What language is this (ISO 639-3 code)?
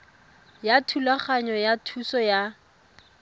tsn